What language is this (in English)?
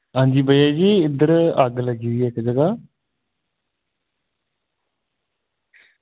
Dogri